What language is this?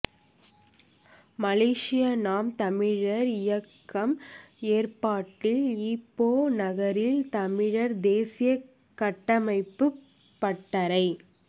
Tamil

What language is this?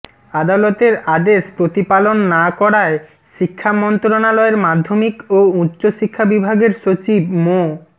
Bangla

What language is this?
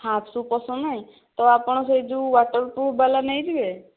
Odia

